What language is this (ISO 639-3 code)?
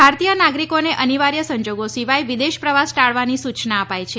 guj